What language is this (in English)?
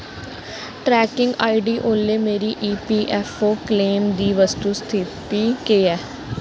Dogri